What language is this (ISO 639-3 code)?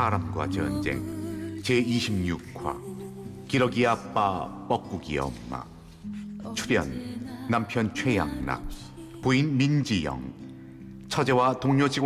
kor